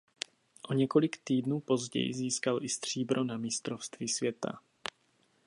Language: Czech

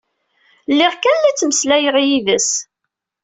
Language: Kabyle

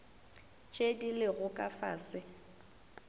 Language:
Northern Sotho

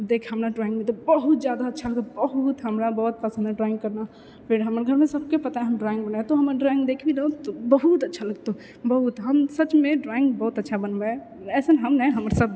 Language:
Maithili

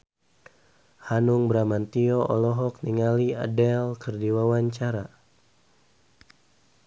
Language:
Sundanese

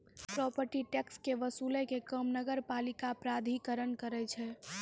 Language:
Maithili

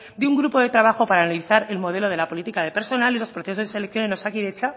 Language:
Spanish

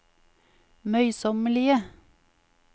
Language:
Norwegian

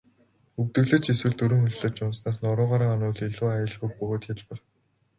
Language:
Mongolian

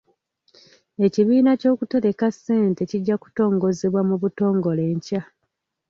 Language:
Ganda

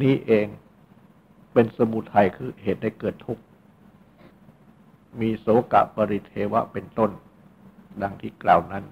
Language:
Thai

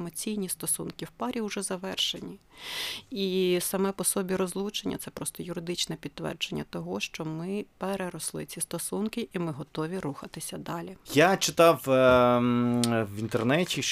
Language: Ukrainian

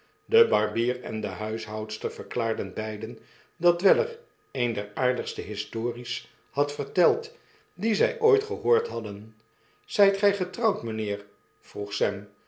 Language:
Dutch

